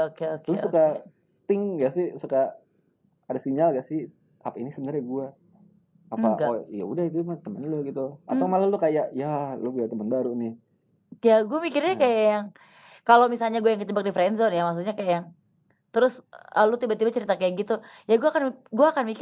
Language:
Indonesian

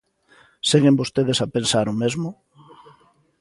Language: Galician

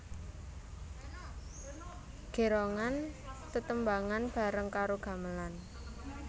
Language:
Javanese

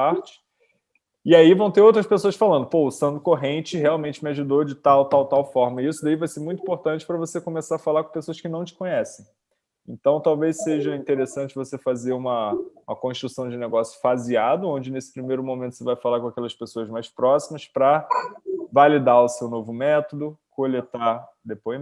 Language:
Portuguese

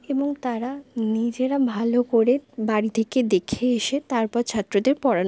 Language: Bangla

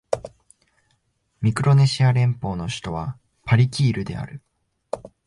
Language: Japanese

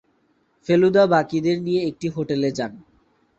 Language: Bangla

